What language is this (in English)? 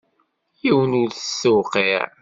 Kabyle